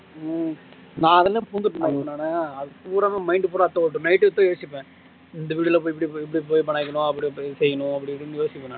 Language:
Tamil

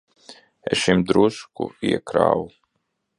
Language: Latvian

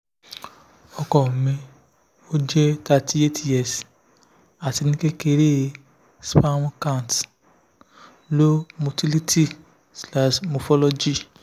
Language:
Yoruba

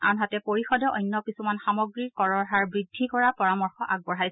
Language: Assamese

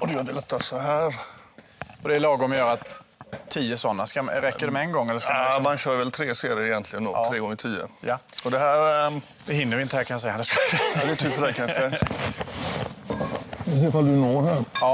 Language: Swedish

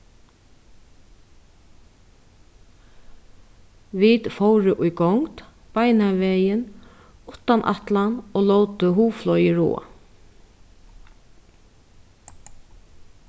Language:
Faroese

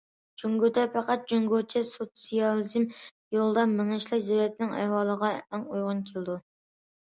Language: Uyghur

